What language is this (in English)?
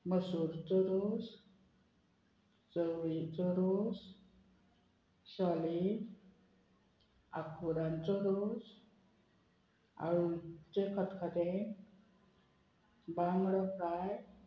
Konkani